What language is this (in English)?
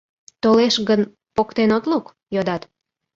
Mari